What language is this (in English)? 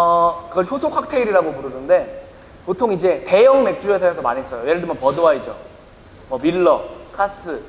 Korean